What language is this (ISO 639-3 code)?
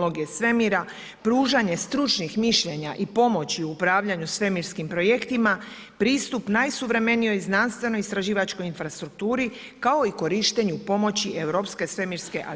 hrv